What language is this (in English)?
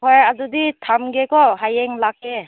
Manipuri